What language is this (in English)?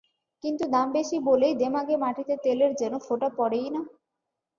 Bangla